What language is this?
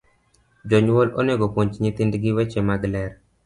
Luo (Kenya and Tanzania)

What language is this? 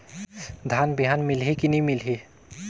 Chhattisgarhi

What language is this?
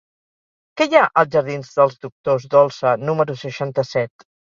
Catalan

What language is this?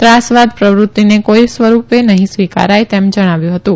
Gujarati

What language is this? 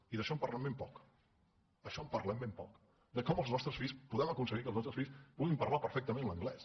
Catalan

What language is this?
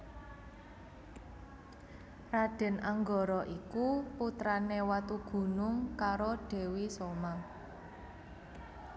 Javanese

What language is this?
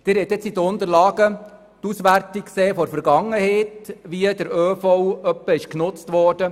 Swiss German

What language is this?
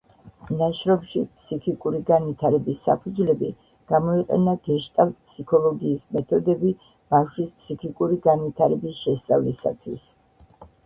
Georgian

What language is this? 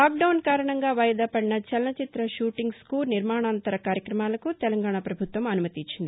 Telugu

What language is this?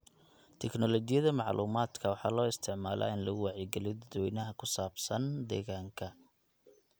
Somali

